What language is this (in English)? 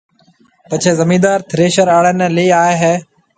Marwari (Pakistan)